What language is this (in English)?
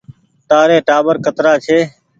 Goaria